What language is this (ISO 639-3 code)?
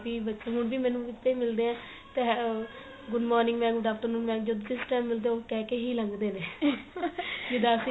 pan